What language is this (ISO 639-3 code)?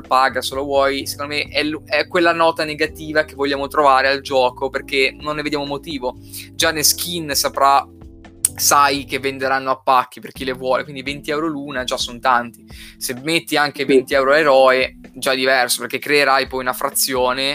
ita